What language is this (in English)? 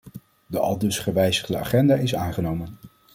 Dutch